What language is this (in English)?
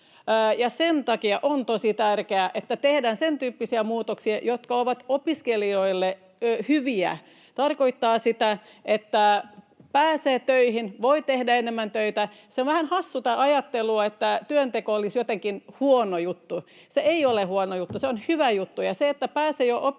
Finnish